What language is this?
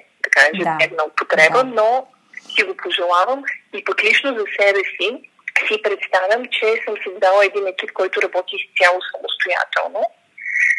Bulgarian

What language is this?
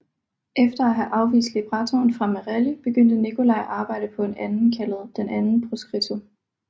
Danish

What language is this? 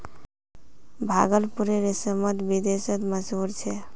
Magahi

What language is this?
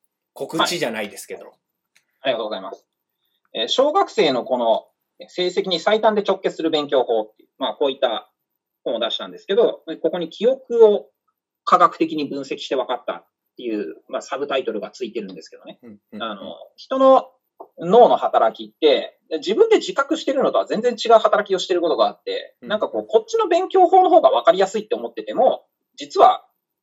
Japanese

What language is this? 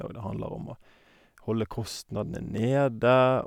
Norwegian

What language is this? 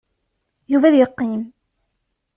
Kabyle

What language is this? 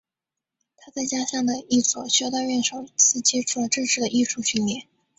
Chinese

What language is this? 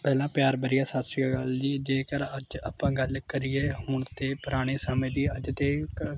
Punjabi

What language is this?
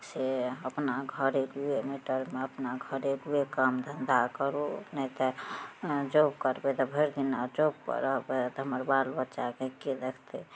Maithili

